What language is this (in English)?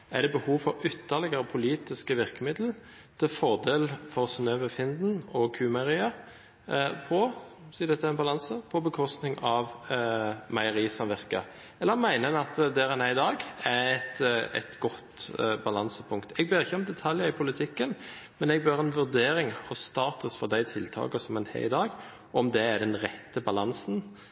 Norwegian Bokmål